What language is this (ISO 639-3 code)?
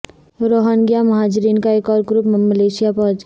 urd